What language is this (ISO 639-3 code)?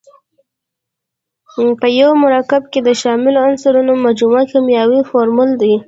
pus